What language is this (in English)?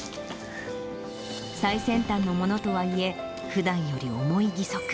Japanese